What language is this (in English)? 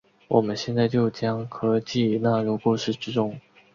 Chinese